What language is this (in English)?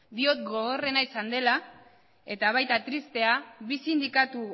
Basque